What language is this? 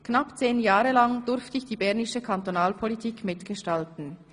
Swiss German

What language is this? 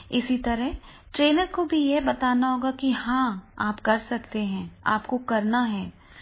Hindi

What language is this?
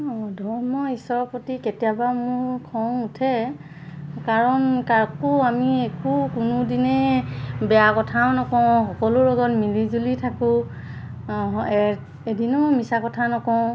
Assamese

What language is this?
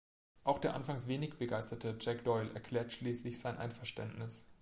German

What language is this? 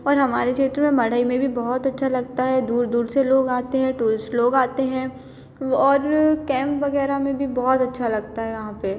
Hindi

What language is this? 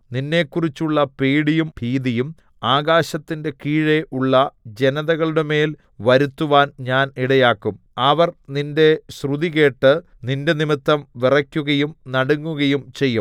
Malayalam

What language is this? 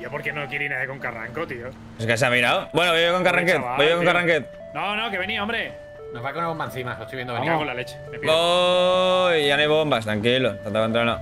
Spanish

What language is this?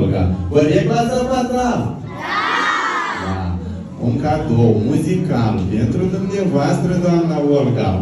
Romanian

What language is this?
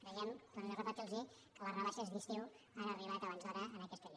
Catalan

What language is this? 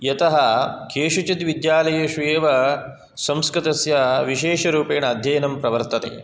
Sanskrit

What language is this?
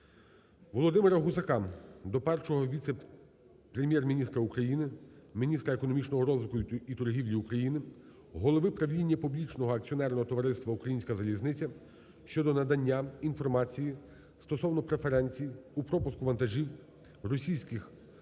Ukrainian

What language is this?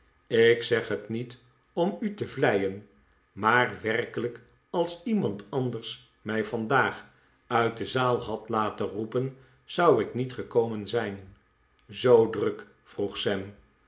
Dutch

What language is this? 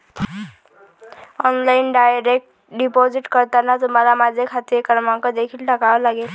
Marathi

